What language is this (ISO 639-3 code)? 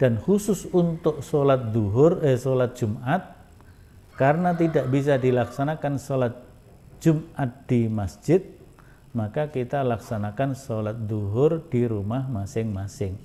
ind